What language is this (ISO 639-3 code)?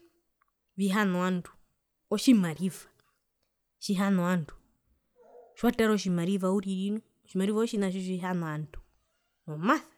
her